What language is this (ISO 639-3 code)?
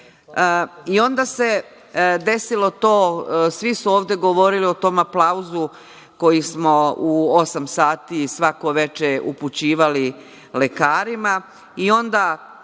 srp